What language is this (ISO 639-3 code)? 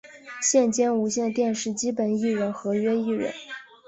zho